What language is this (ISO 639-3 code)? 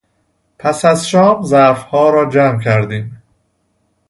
fas